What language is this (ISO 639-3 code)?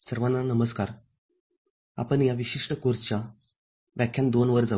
mar